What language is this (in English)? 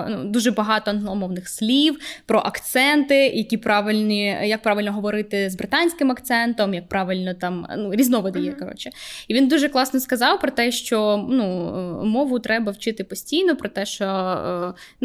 Ukrainian